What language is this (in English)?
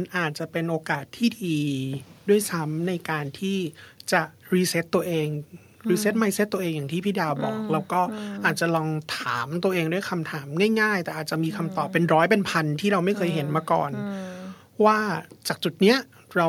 Thai